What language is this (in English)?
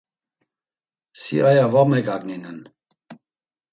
Laz